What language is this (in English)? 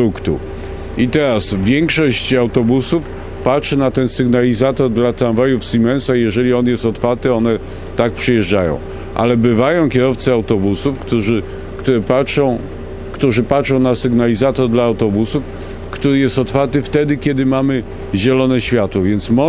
Polish